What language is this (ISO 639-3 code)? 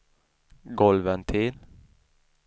swe